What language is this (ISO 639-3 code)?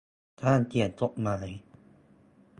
tha